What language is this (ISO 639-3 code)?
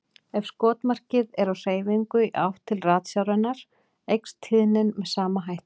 isl